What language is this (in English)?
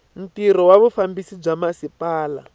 Tsonga